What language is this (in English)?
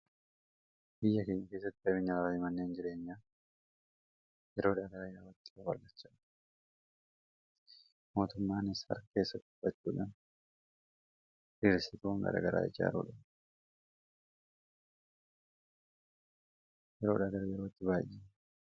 Oromo